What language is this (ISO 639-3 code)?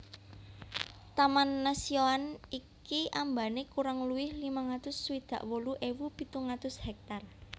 jav